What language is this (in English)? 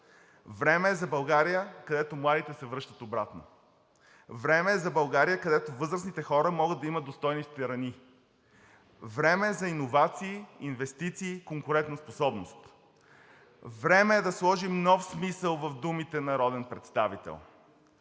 Bulgarian